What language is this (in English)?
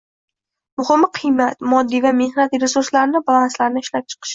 Uzbek